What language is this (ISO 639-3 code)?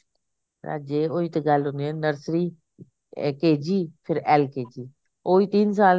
pan